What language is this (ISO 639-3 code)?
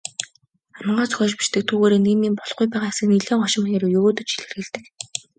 mon